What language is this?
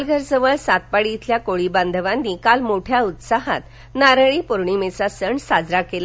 Marathi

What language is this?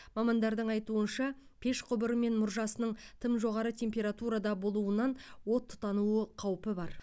Kazakh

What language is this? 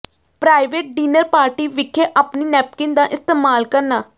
Punjabi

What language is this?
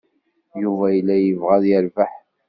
Kabyle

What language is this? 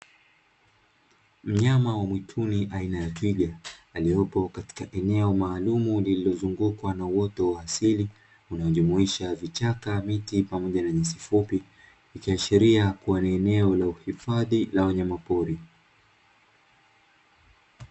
Swahili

